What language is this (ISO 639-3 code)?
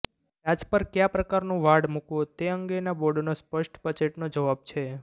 guj